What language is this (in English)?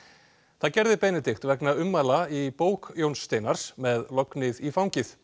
Icelandic